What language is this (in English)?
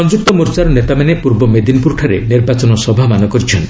Odia